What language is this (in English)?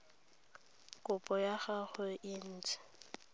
Tswana